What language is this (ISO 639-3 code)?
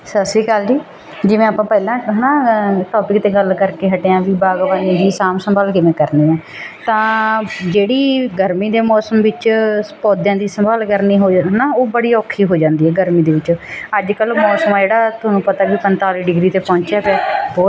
pan